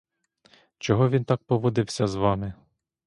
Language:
Ukrainian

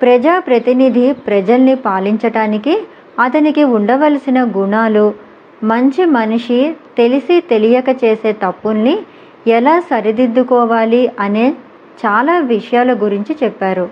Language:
Telugu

